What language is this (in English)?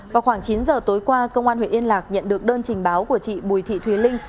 Vietnamese